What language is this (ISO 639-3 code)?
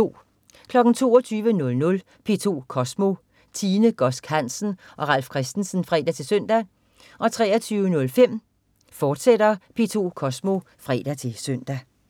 dan